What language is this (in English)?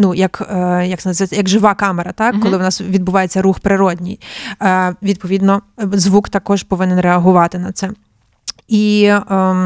Ukrainian